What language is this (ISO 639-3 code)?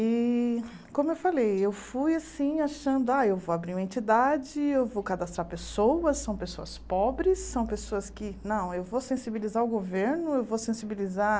por